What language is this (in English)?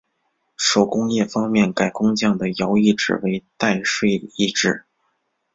Chinese